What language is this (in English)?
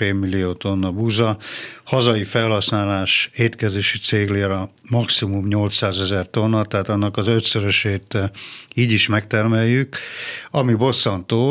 Hungarian